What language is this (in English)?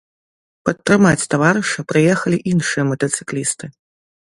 Belarusian